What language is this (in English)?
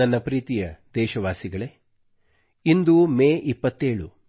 Kannada